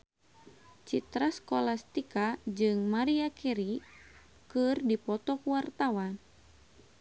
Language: Sundanese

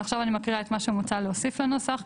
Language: Hebrew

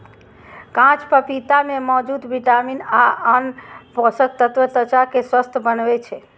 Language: Maithili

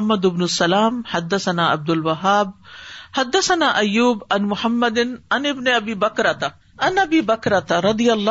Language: Urdu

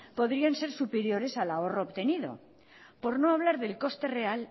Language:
Spanish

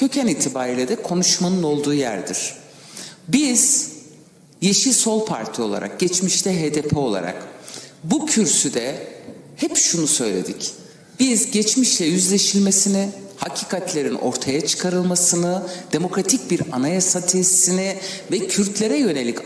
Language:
Turkish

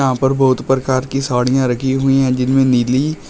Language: Hindi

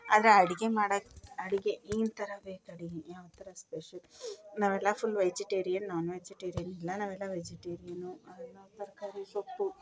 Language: Kannada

